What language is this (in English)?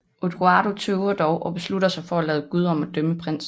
Danish